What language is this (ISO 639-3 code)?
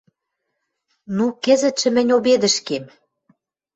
mrj